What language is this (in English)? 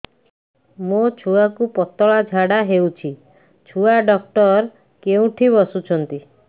Odia